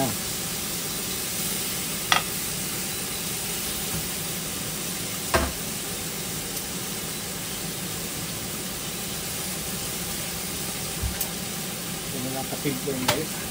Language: Filipino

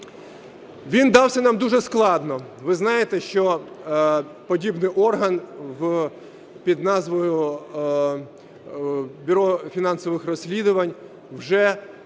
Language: Ukrainian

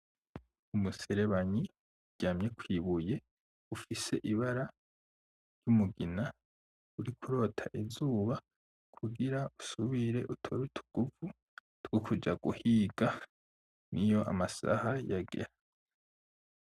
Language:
Rundi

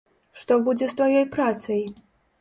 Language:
Belarusian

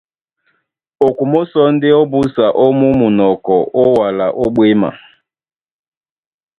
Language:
Duala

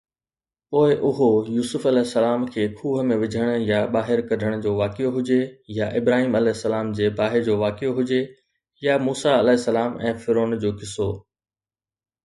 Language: Sindhi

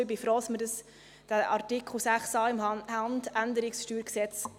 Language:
Swiss German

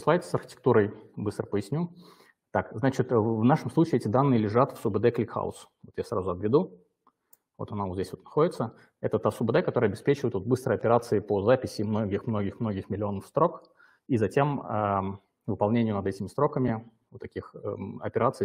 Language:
Russian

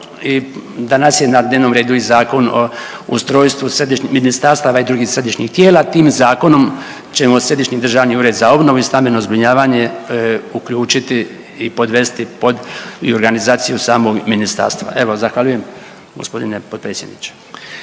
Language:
Croatian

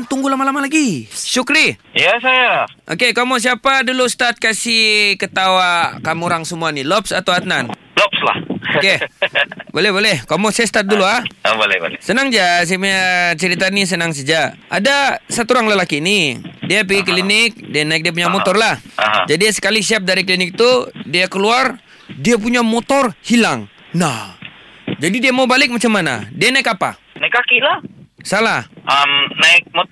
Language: Malay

